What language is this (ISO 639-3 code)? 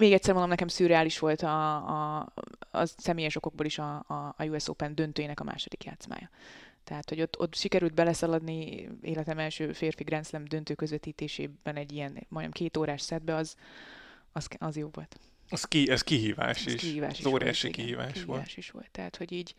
hun